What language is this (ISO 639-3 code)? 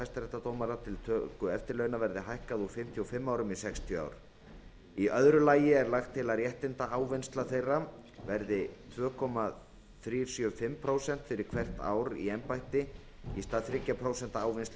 isl